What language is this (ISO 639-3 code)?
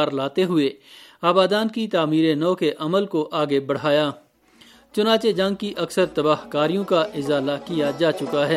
urd